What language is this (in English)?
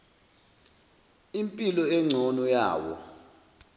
Zulu